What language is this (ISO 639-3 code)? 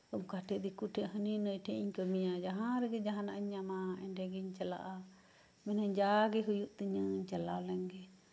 sat